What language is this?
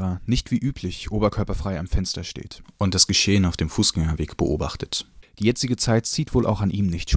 German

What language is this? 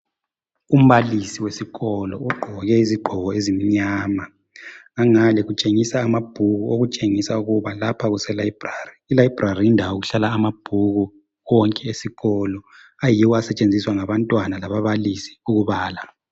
North Ndebele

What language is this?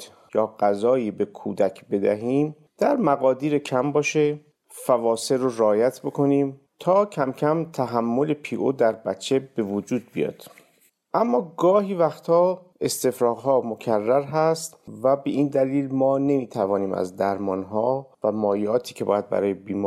Persian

